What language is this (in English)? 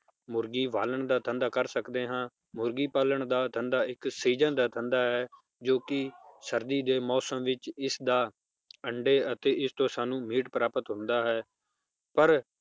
Punjabi